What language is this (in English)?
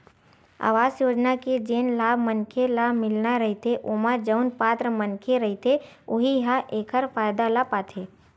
Chhattisgarhi